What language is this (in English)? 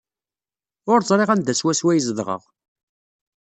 Kabyle